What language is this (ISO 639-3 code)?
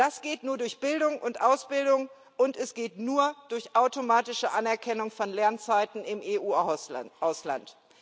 deu